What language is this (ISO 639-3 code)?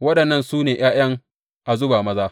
hau